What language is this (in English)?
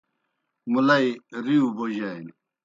Kohistani Shina